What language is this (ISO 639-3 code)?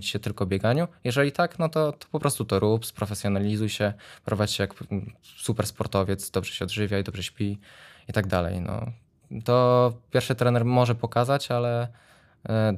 pol